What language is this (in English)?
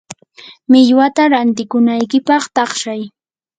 Yanahuanca Pasco Quechua